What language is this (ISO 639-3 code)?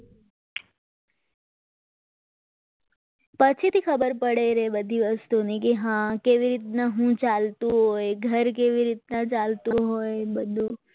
guj